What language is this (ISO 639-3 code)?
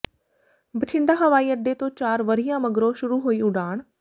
pan